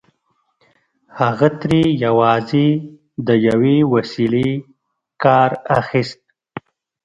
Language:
Pashto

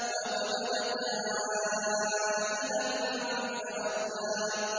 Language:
Arabic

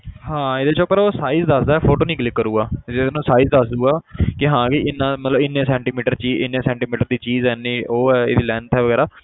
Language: Punjabi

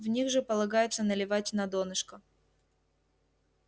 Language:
Russian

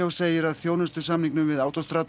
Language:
Icelandic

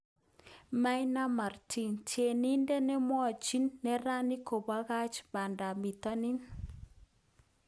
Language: Kalenjin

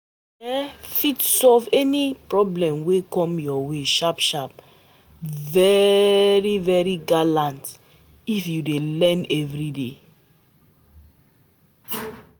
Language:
Nigerian Pidgin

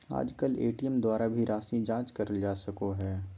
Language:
Magahi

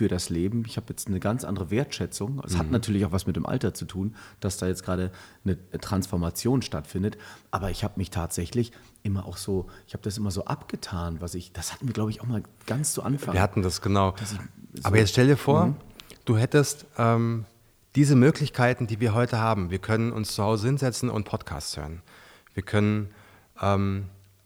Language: German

